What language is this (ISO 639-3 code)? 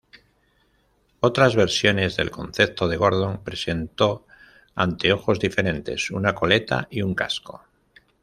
spa